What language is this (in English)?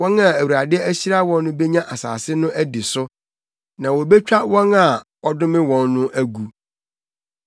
Akan